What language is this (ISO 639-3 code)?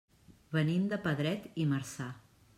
cat